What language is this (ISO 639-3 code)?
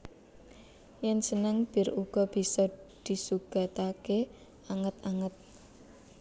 jav